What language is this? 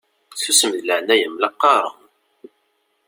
Kabyle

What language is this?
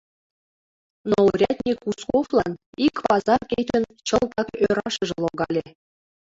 Mari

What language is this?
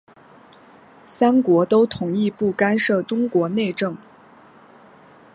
Chinese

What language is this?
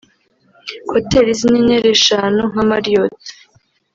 Kinyarwanda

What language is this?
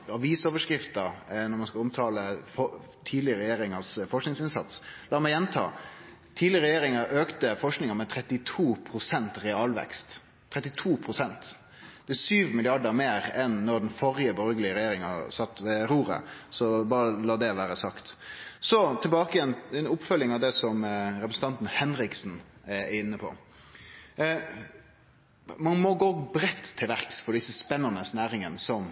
Norwegian Nynorsk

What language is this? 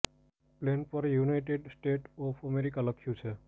Gujarati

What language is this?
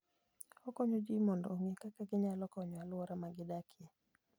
Luo (Kenya and Tanzania)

